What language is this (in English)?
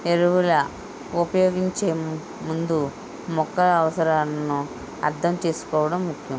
Telugu